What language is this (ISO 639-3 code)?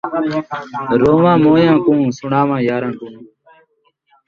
skr